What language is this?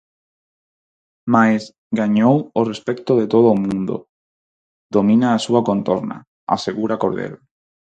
Galician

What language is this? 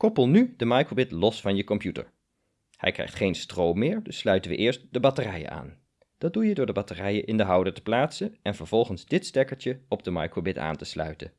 Dutch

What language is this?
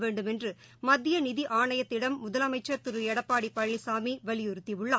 Tamil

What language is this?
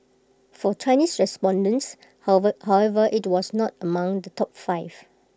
English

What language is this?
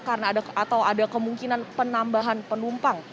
Indonesian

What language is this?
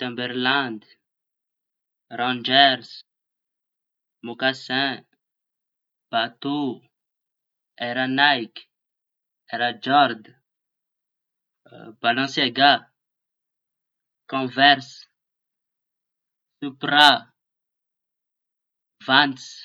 Tanosy Malagasy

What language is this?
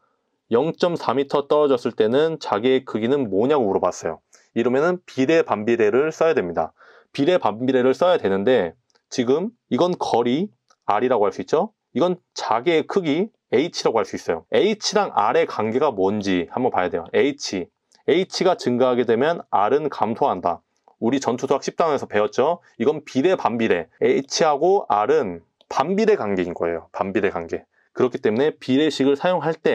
Korean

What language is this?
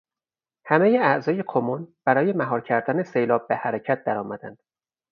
Persian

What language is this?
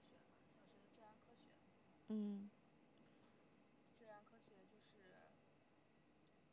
Chinese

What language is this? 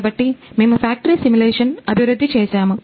Telugu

